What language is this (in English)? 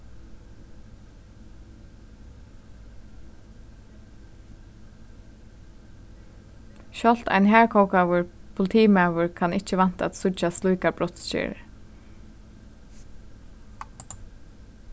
Faroese